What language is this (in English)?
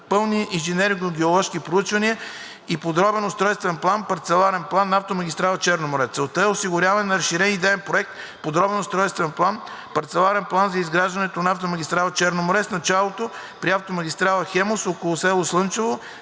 Bulgarian